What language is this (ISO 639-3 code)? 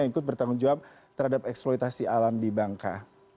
ind